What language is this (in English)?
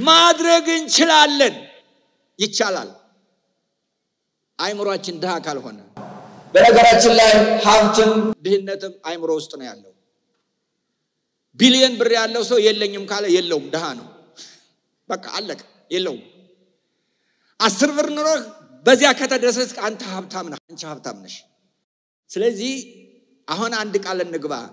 Indonesian